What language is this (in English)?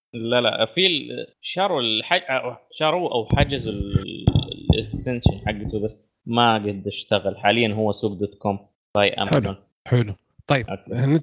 Arabic